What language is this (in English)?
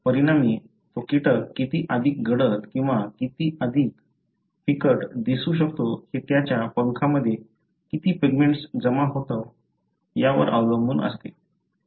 Marathi